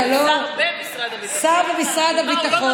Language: Hebrew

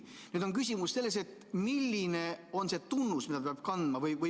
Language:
Estonian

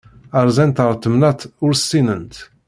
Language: Kabyle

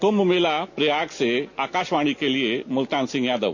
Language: Hindi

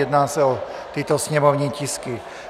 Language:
Czech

